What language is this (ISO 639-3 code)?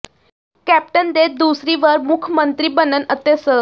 pan